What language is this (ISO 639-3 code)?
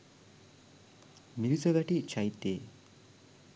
sin